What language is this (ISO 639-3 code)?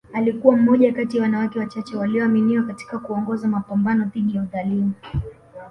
swa